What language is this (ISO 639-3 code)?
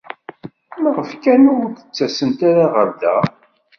kab